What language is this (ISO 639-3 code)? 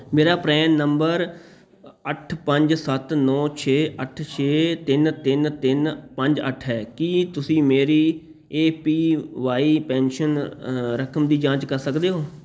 pan